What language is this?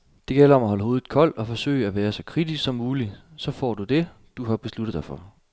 Danish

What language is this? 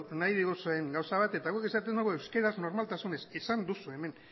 Basque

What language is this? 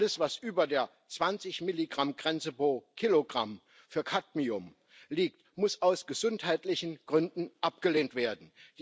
German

